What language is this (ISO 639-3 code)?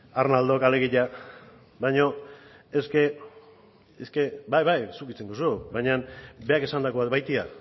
eus